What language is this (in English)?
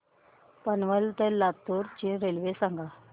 Marathi